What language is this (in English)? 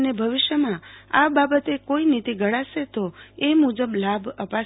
Gujarati